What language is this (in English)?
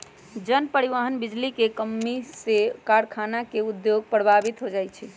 Magahi